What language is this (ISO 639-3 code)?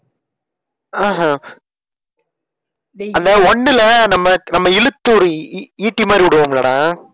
tam